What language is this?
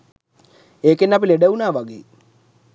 Sinhala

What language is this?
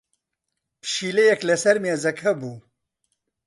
Central Kurdish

